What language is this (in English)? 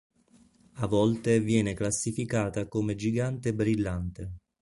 Italian